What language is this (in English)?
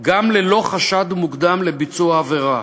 Hebrew